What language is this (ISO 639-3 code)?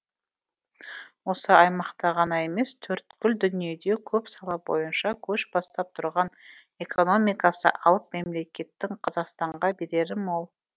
kaz